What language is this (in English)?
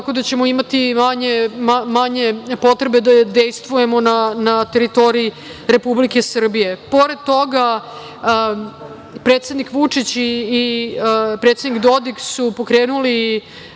Serbian